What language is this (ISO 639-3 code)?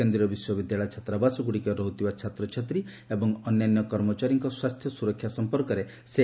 ori